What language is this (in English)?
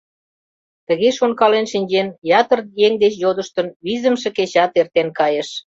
Mari